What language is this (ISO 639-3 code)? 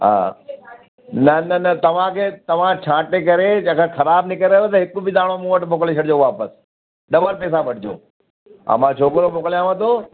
snd